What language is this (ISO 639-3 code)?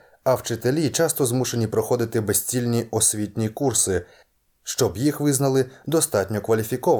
ukr